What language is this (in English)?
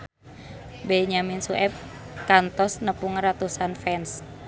Sundanese